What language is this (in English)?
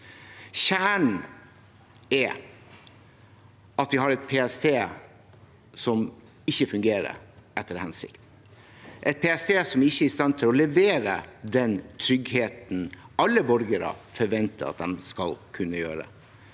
Norwegian